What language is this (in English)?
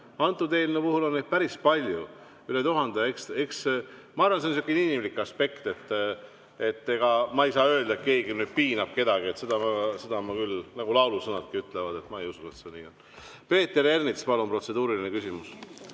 Estonian